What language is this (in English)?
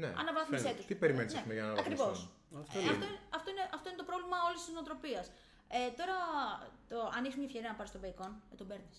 Greek